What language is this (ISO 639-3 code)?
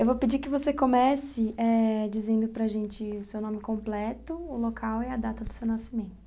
por